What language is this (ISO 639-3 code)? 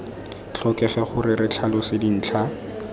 tsn